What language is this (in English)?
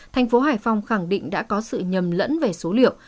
Vietnamese